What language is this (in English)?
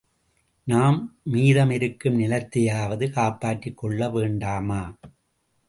Tamil